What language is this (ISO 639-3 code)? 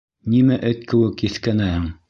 bak